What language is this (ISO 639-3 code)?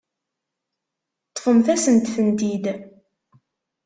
kab